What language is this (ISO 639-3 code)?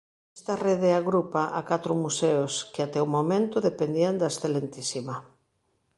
glg